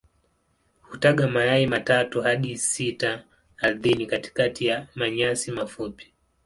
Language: Swahili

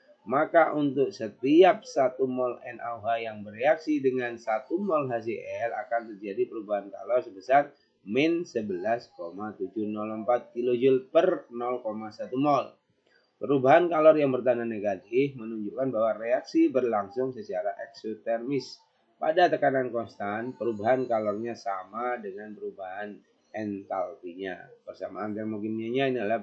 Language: Indonesian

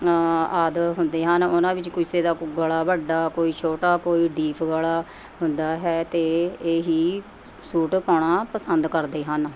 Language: Punjabi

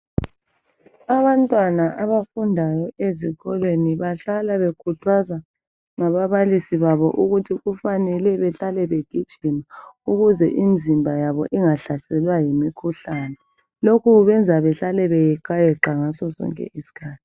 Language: North Ndebele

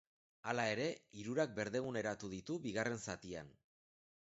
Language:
Basque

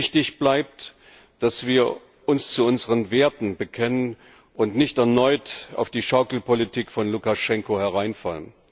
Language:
German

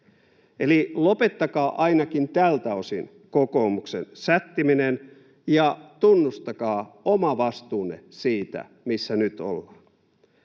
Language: Finnish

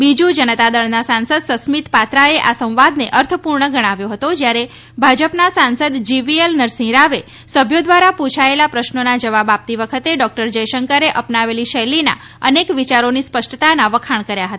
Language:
Gujarati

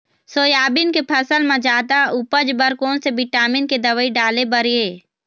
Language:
Chhattisgarhi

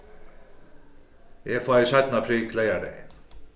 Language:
Faroese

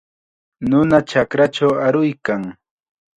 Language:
Chiquián Ancash Quechua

